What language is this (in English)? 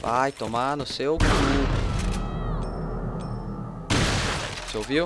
Portuguese